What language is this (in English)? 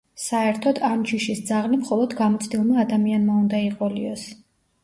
Georgian